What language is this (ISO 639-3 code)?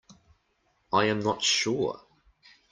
eng